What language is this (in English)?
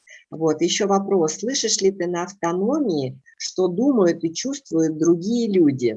Russian